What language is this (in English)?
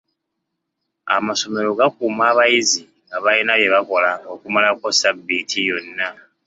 Ganda